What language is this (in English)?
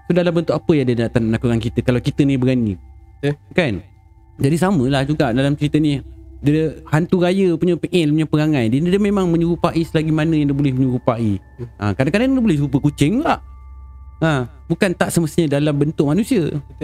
Malay